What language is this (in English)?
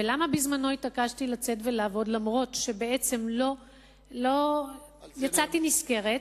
Hebrew